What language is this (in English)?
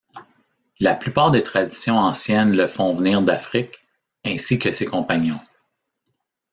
French